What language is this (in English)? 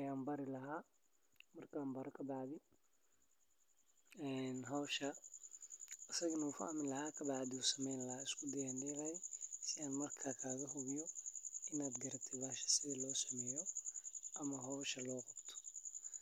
Somali